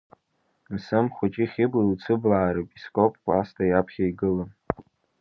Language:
Abkhazian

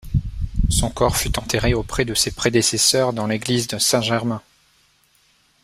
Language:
French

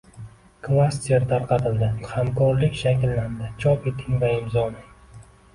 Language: Uzbek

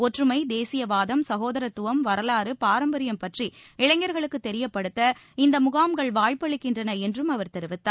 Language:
Tamil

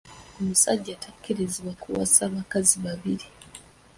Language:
Ganda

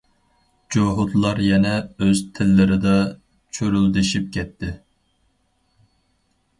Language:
Uyghur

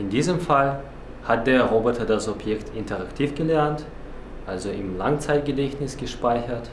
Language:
German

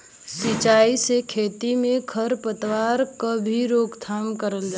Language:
Bhojpuri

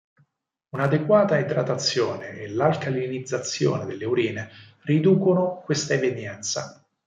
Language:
Italian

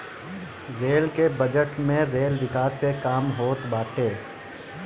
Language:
Bhojpuri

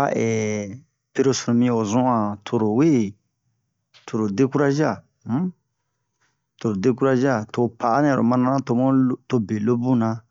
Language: Bomu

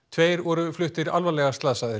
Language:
Icelandic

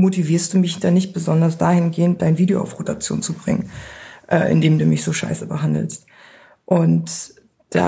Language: German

